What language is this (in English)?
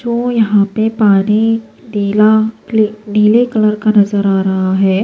Urdu